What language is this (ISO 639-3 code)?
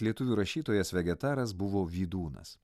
lit